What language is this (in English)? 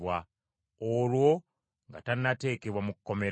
Ganda